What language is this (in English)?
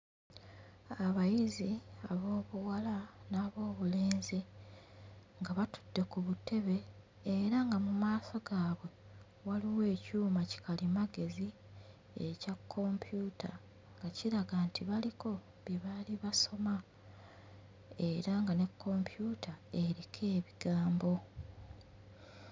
Ganda